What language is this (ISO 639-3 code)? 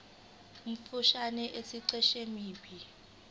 zul